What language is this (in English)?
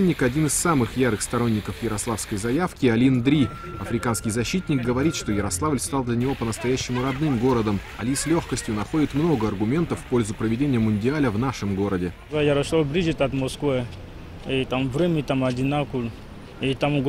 Russian